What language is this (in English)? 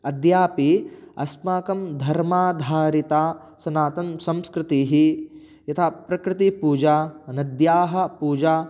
Sanskrit